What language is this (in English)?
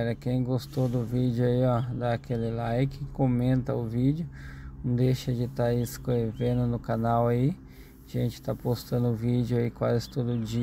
Portuguese